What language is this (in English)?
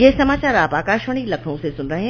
Hindi